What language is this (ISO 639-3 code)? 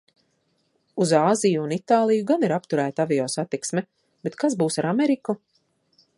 lav